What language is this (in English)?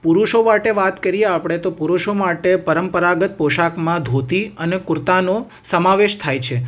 Gujarati